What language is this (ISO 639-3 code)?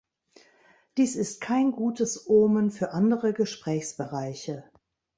deu